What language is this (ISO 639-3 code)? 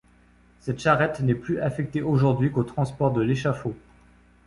fra